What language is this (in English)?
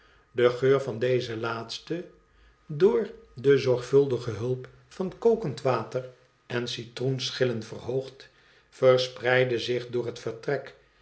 Dutch